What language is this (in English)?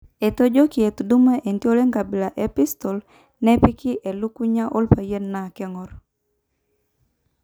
Masai